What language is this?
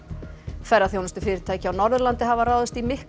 Icelandic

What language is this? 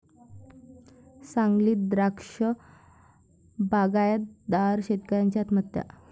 Marathi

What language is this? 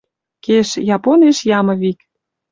Western Mari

